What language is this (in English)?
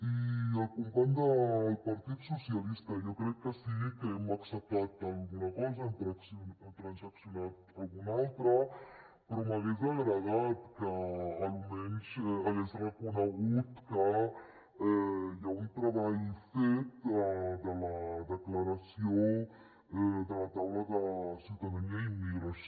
Catalan